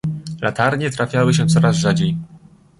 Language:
Polish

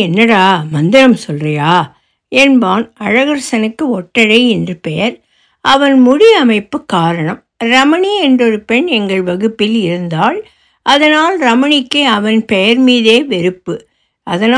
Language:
Tamil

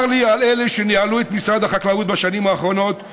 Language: Hebrew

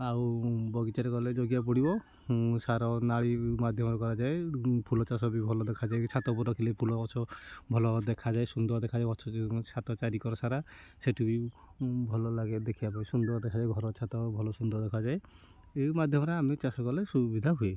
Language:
Odia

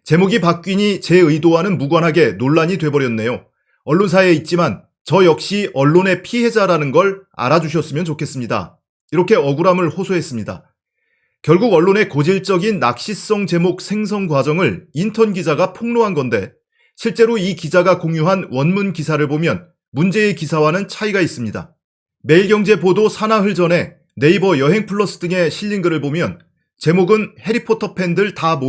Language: Korean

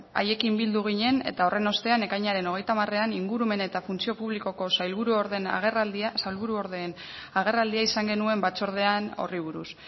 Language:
Basque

